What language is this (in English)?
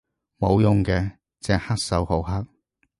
Cantonese